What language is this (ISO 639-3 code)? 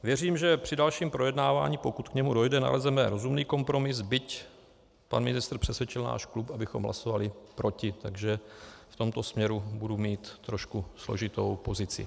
ces